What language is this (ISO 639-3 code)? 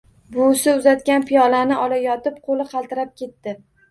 uzb